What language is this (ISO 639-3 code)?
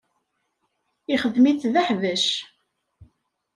kab